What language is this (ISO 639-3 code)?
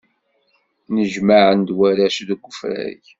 kab